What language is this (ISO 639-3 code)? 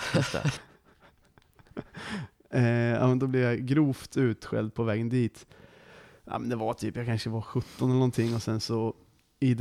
swe